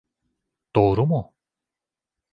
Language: Turkish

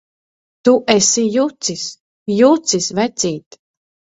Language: Latvian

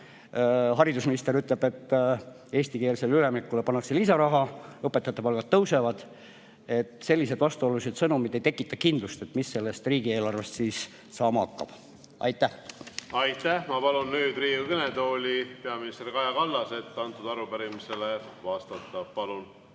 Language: Estonian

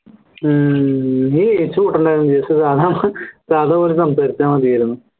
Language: Malayalam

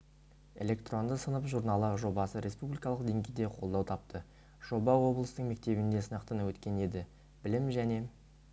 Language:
Kazakh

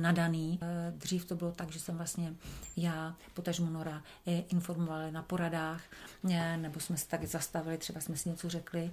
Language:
Czech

